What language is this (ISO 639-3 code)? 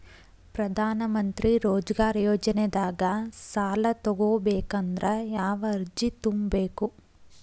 kan